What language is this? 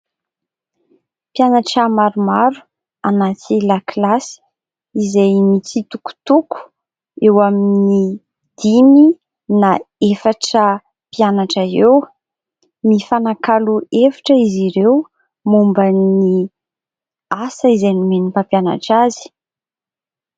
Malagasy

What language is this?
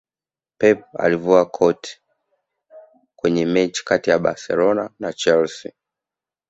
Swahili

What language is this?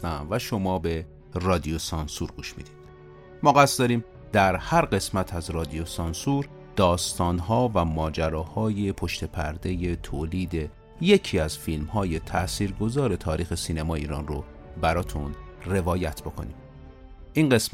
Persian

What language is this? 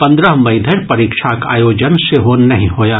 Maithili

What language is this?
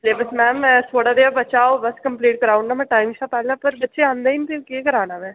Dogri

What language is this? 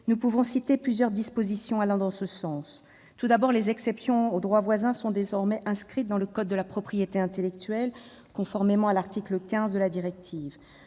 French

